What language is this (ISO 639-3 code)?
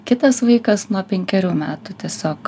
lit